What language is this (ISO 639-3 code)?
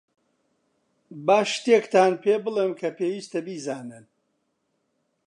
ckb